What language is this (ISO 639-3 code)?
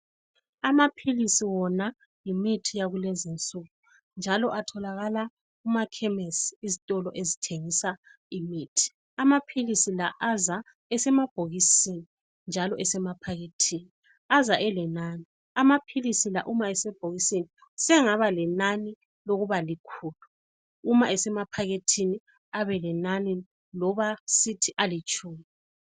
nde